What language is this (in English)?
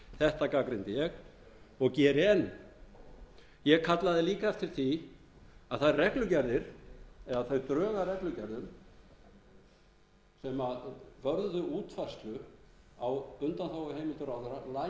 Icelandic